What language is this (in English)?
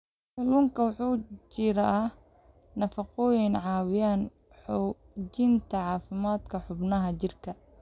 Somali